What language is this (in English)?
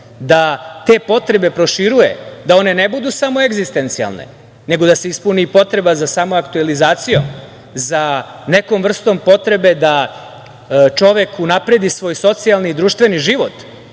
Serbian